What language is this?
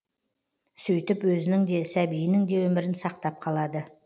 Kazakh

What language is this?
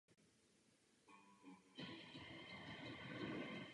Czech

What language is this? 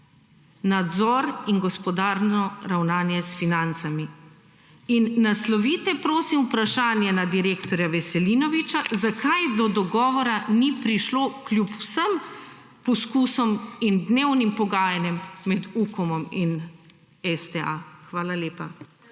Slovenian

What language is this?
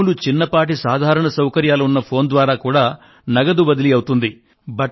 Telugu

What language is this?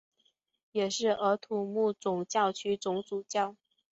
Chinese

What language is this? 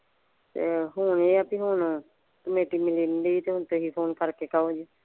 Punjabi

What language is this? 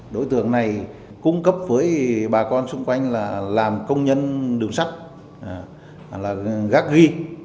Vietnamese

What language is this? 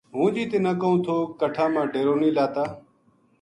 Gujari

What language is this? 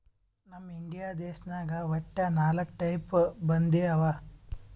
Kannada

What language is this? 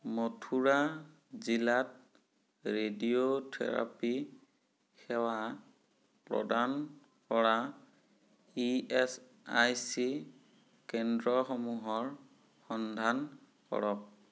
Assamese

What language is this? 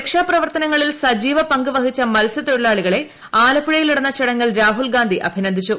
Malayalam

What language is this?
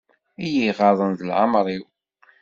Kabyle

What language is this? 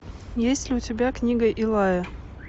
Russian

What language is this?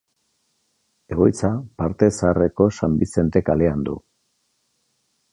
Basque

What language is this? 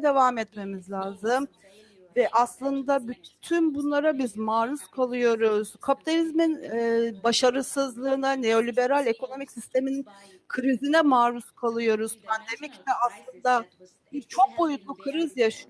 Turkish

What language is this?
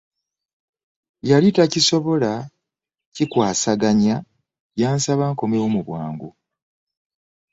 Ganda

